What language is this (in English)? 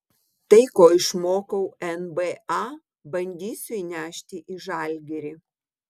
Lithuanian